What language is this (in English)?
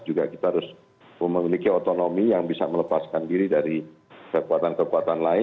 Indonesian